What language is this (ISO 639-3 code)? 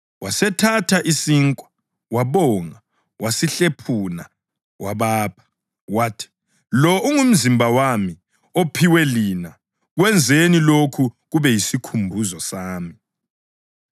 nde